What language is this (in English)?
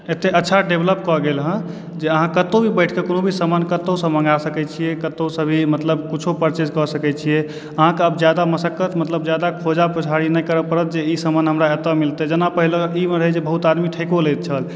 Maithili